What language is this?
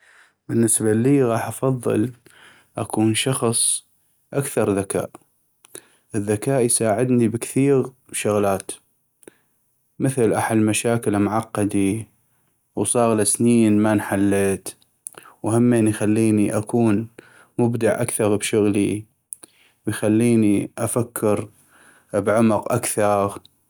North Mesopotamian Arabic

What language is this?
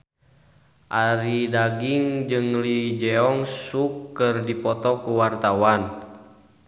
Sundanese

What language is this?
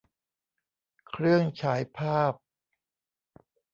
Thai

